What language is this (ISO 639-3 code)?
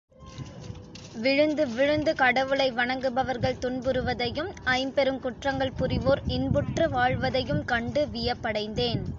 tam